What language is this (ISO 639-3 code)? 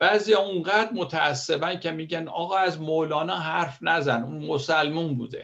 fas